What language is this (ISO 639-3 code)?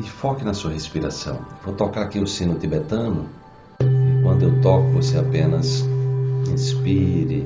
por